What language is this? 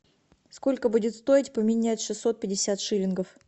Russian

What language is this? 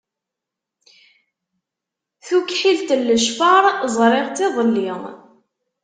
Kabyle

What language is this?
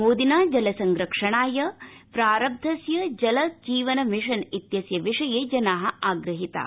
Sanskrit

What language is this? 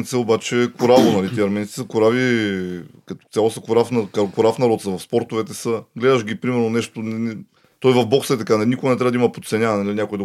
Bulgarian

